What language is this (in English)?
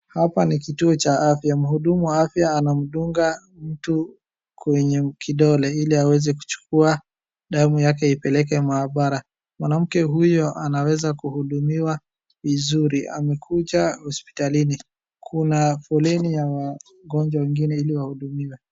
Swahili